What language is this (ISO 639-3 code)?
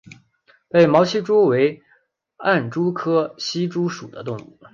zho